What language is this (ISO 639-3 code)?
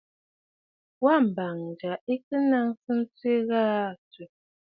bfd